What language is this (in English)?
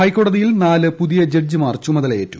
Malayalam